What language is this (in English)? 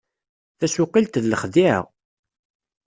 Kabyle